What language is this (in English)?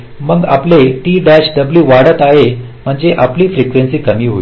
Marathi